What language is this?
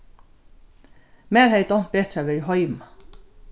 Faroese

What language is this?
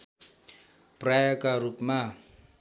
Nepali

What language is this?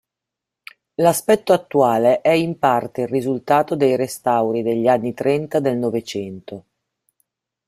Italian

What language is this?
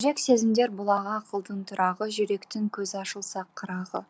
Kazakh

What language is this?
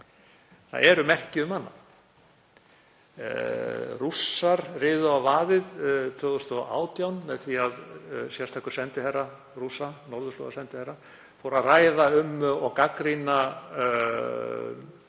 Icelandic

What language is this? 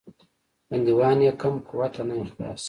Pashto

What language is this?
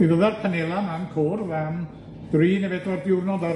Welsh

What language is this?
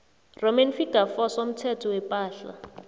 South Ndebele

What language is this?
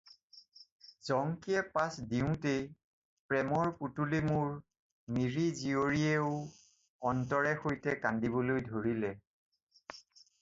Assamese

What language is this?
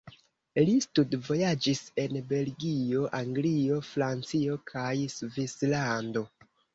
Esperanto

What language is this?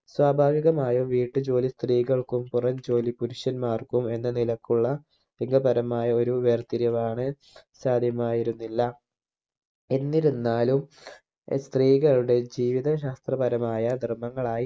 Malayalam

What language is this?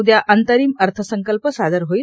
Marathi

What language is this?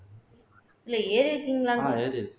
Tamil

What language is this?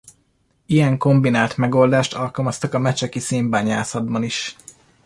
Hungarian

